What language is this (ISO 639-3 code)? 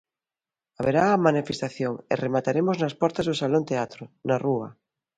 glg